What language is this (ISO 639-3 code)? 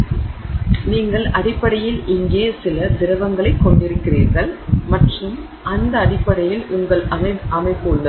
tam